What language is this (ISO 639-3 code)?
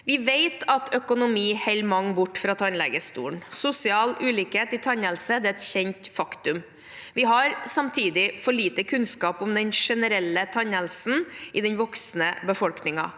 nor